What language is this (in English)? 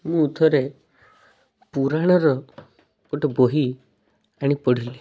Odia